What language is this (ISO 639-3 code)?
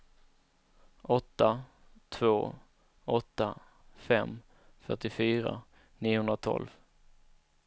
swe